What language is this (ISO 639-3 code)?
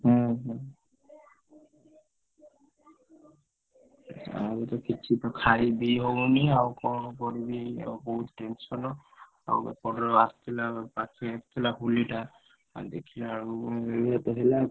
ori